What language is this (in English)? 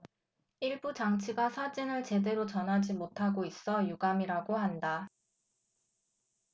Korean